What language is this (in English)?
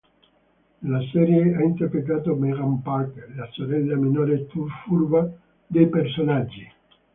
Italian